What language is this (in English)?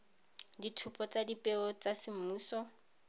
Tswana